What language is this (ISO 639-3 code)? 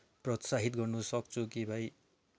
nep